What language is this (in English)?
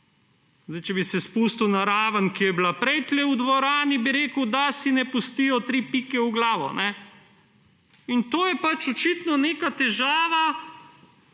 Slovenian